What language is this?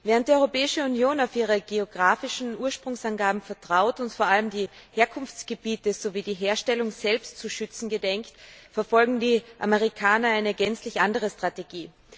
German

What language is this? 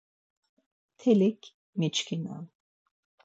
Laz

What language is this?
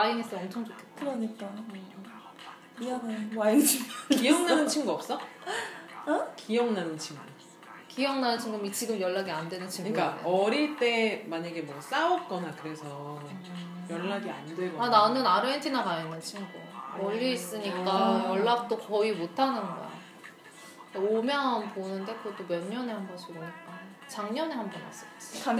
Korean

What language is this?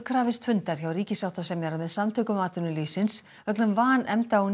Icelandic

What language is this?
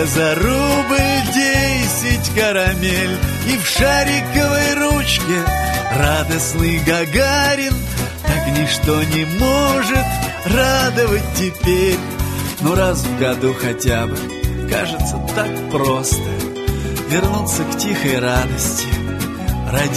Russian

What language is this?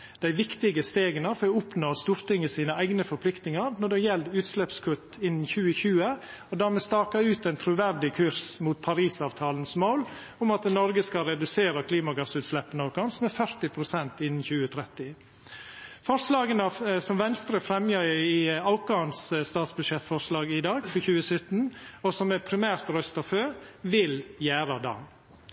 Norwegian Nynorsk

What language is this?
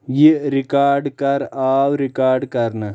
Kashmiri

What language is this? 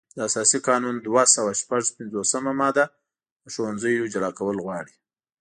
Pashto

